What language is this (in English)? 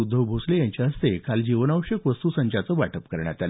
Marathi